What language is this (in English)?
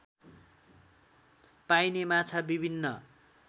Nepali